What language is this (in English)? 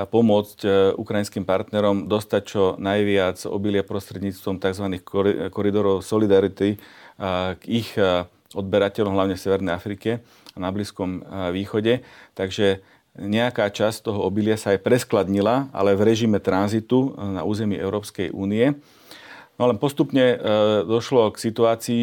Slovak